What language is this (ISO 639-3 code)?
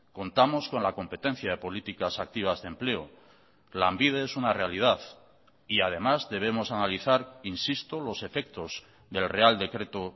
spa